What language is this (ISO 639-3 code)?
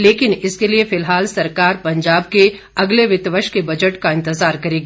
hin